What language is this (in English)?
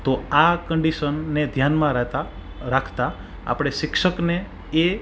Gujarati